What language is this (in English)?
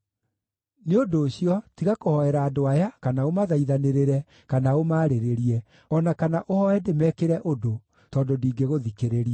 Kikuyu